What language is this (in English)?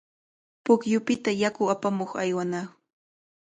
Cajatambo North Lima Quechua